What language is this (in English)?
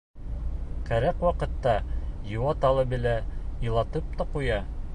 Bashkir